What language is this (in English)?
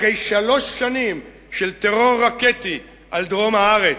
Hebrew